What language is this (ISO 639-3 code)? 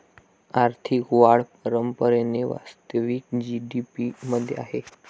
mar